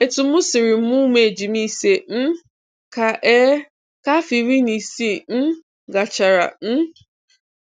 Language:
Igbo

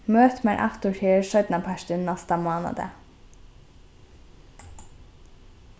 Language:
Faroese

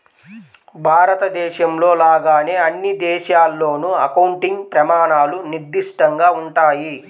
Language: Telugu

